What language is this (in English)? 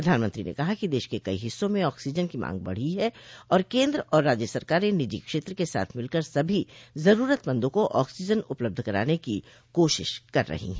Hindi